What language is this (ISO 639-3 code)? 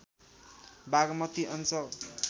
nep